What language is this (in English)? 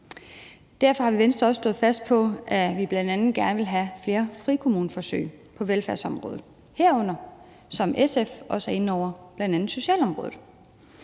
Danish